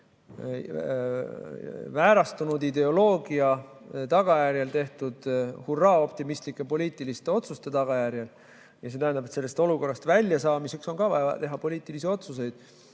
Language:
Estonian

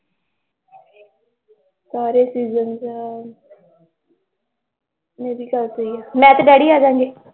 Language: Punjabi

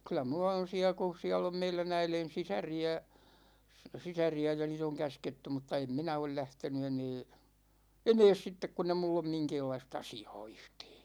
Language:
Finnish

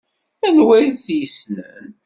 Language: Kabyle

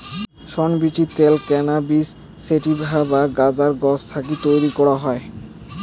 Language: Bangla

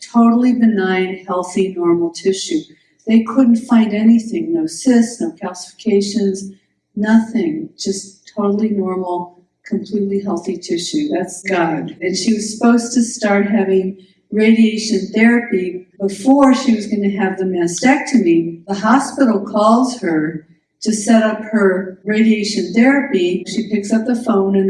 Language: English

